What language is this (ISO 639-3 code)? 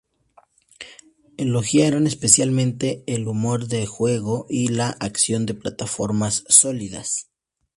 spa